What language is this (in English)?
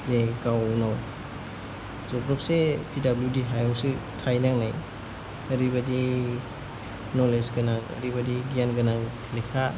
Bodo